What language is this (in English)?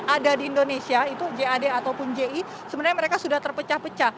Indonesian